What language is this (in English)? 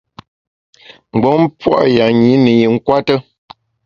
Bamun